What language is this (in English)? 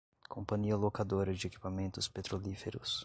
Portuguese